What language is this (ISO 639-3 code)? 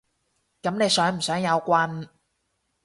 yue